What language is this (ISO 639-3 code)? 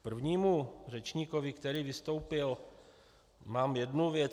ces